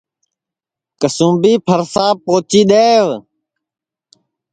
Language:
Sansi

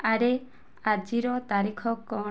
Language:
Odia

